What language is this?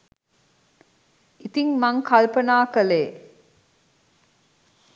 Sinhala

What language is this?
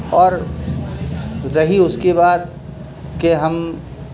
Urdu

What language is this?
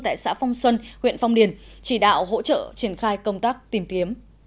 Vietnamese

